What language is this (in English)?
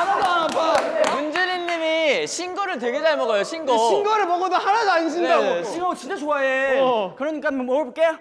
Korean